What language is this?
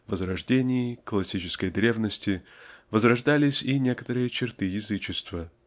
Russian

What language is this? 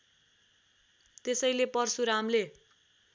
Nepali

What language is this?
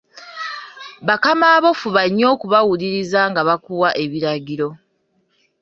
Ganda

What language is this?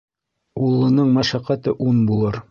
Bashkir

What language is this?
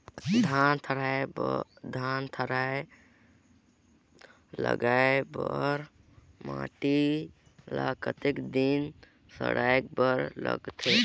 Chhattisgarhi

